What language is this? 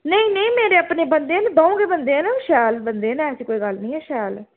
Dogri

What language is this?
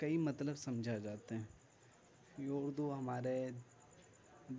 Urdu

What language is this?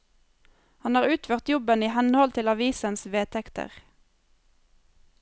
Norwegian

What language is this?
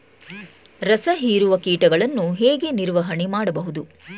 Kannada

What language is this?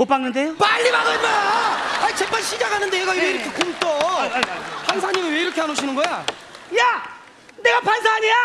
Korean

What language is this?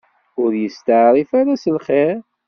Kabyle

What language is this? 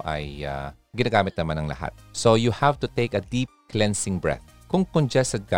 Filipino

